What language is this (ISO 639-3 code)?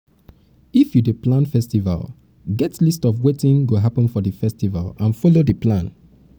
pcm